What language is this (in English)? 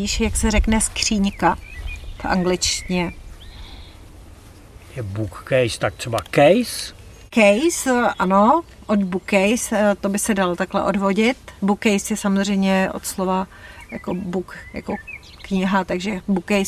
Czech